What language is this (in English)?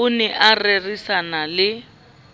Southern Sotho